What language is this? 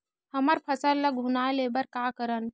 Chhattisgarhi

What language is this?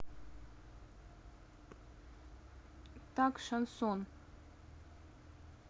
Russian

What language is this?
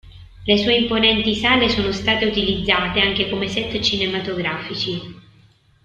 Italian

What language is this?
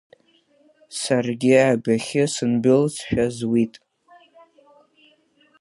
Abkhazian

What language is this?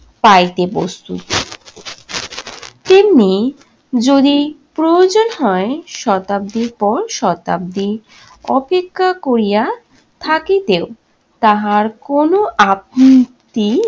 Bangla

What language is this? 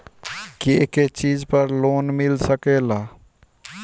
Bhojpuri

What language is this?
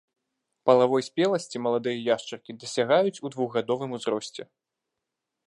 Belarusian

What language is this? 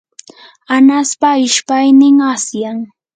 Yanahuanca Pasco Quechua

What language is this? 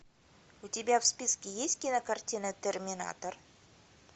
Russian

